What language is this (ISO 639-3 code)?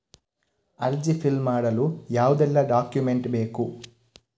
kan